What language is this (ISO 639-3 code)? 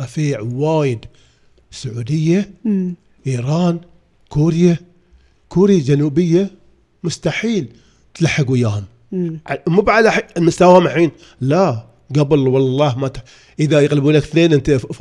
ara